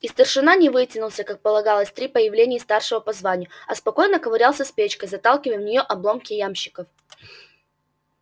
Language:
Russian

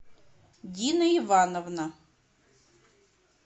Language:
Russian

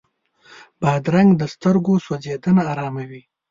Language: Pashto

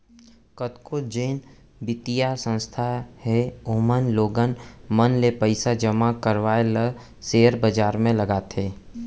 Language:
Chhattisgarhi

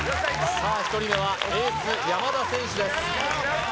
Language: Japanese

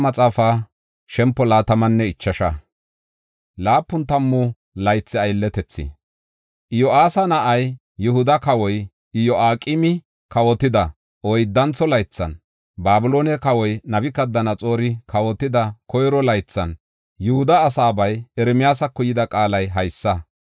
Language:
Gofa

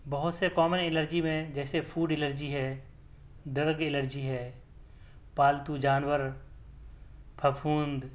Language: Urdu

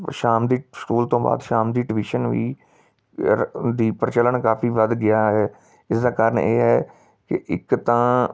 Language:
Punjabi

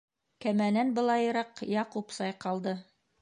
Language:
Bashkir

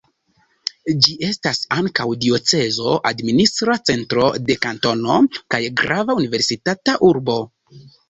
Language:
Esperanto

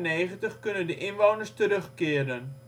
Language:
Dutch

